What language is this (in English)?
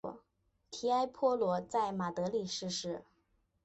Chinese